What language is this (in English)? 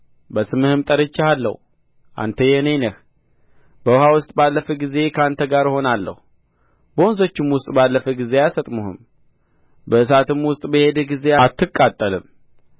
Amharic